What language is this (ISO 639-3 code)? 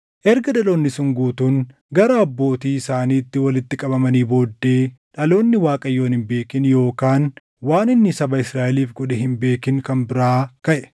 orm